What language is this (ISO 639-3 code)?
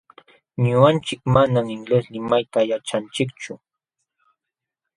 qxw